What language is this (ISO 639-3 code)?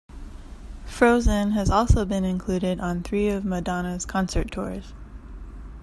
eng